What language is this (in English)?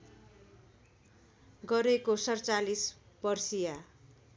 Nepali